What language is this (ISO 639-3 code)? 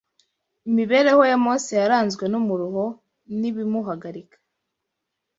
kin